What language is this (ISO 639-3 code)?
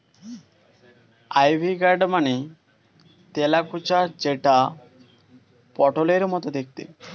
ben